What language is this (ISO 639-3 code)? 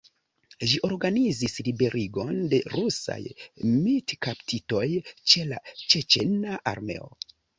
epo